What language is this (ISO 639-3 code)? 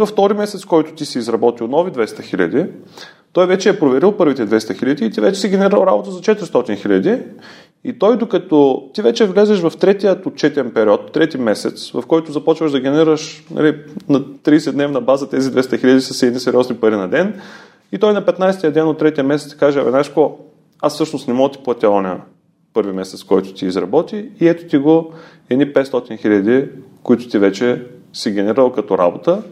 bul